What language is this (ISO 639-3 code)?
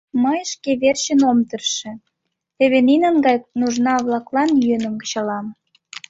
chm